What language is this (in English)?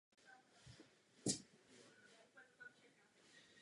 Czech